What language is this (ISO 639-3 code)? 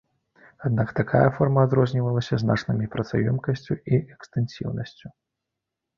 bel